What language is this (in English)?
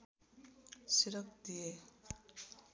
Nepali